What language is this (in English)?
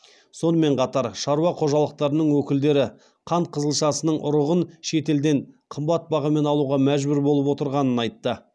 Kazakh